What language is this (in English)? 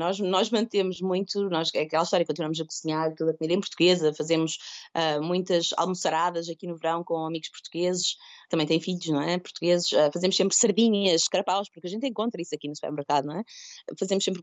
Portuguese